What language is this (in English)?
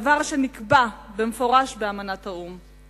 Hebrew